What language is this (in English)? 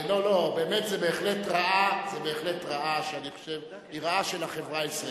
Hebrew